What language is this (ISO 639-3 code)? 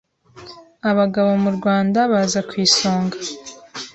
kin